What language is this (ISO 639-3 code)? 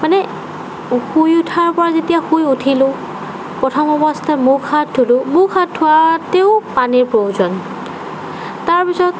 asm